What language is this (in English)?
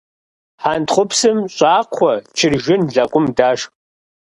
Kabardian